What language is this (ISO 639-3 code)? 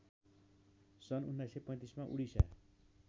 nep